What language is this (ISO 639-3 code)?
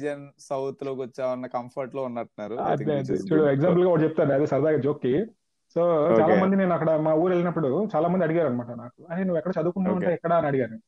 tel